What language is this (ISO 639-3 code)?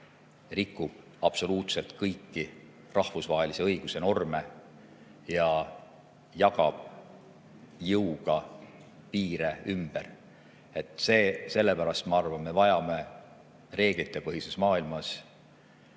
est